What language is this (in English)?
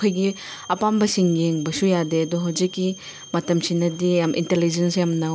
Manipuri